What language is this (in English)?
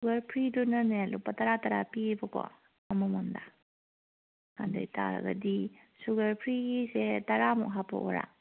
Manipuri